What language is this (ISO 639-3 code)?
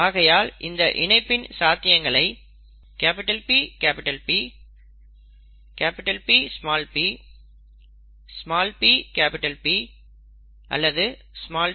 tam